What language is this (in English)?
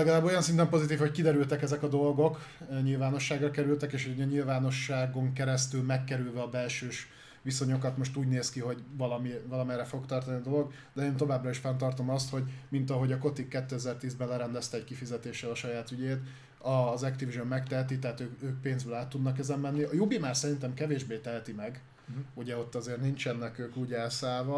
Hungarian